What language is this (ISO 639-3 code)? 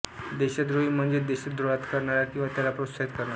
mar